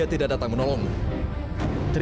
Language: Indonesian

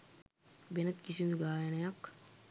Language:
Sinhala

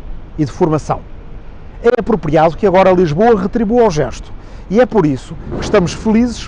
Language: Portuguese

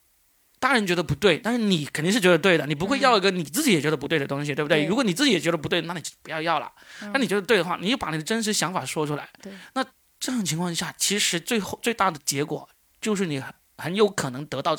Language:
Chinese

